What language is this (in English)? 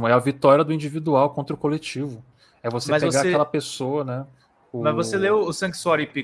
Portuguese